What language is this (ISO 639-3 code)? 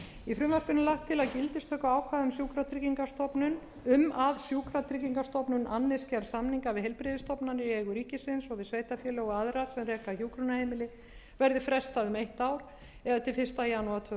isl